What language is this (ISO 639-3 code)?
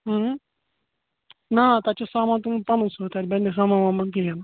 kas